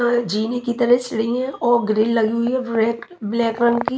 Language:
Hindi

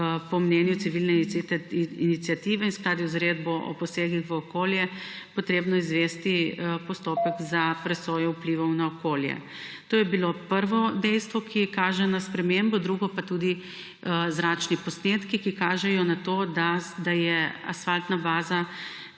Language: Slovenian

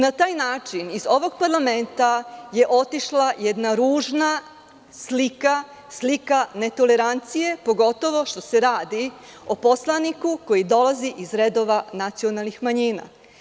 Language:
Serbian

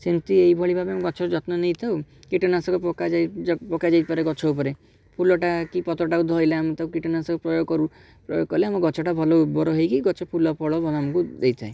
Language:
Odia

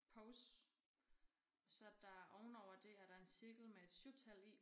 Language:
Danish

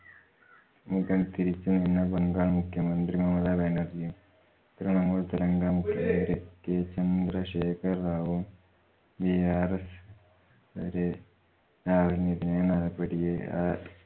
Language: Malayalam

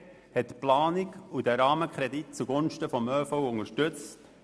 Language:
Swiss German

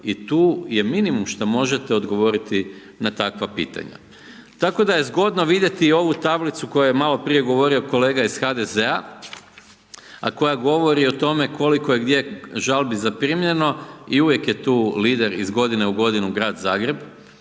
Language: Croatian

